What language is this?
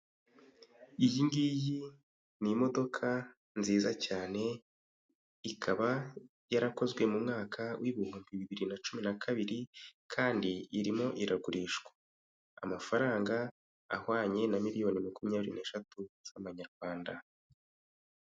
Kinyarwanda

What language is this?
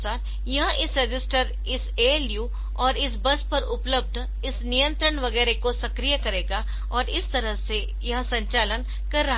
Hindi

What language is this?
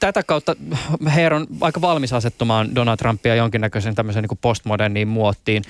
Finnish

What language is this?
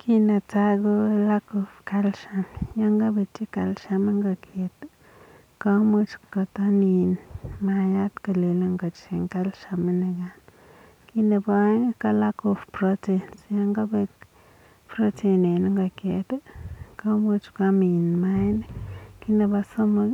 Kalenjin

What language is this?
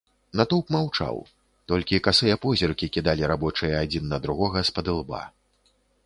Belarusian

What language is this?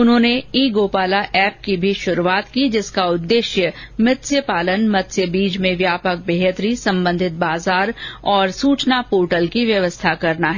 Hindi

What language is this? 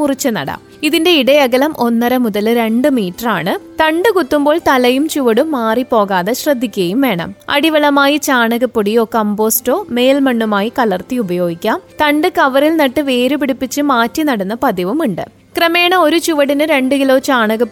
Malayalam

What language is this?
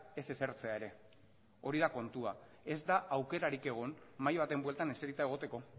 Basque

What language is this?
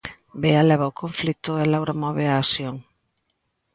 Galician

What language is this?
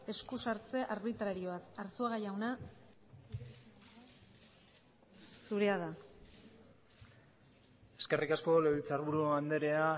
Basque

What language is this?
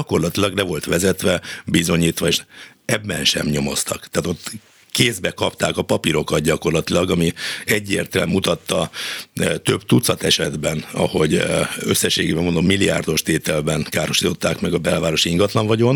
Hungarian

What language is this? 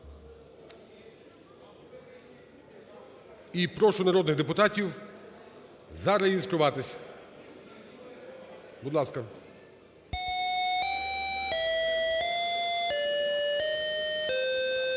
Ukrainian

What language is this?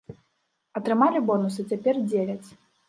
Belarusian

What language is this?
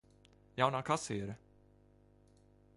Latvian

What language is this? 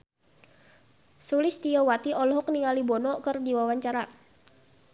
Sundanese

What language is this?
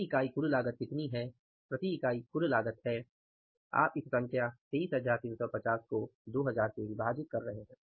Hindi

